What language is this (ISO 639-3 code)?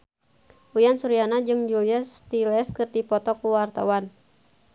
sun